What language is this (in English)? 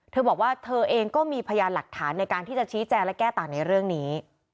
Thai